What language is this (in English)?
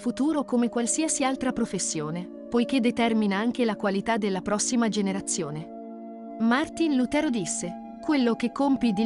Italian